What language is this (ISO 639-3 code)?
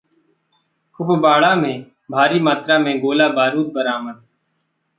hin